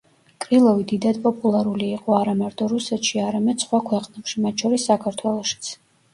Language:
Georgian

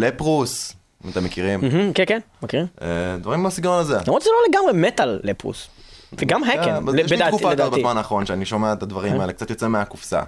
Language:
Hebrew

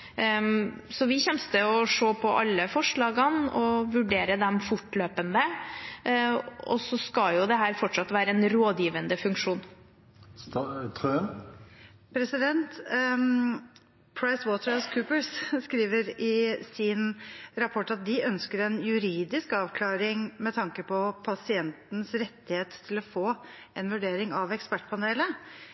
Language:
Norwegian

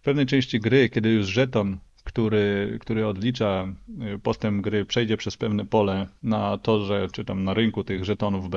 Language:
Polish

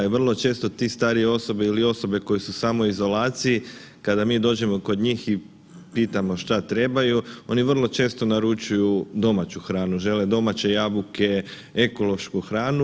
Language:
Croatian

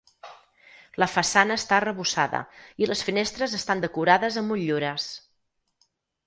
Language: Catalan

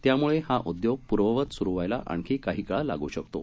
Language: Marathi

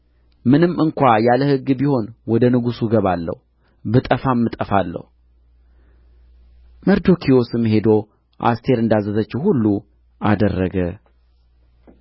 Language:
Amharic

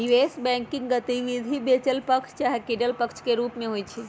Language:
Magahi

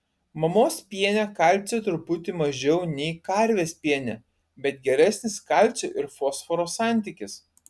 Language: Lithuanian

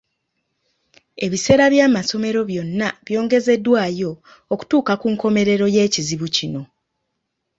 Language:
Ganda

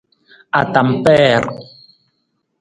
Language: Nawdm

